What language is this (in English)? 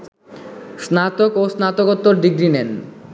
Bangla